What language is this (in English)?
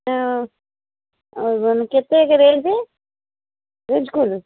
Odia